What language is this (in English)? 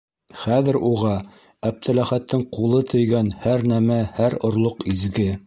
Bashkir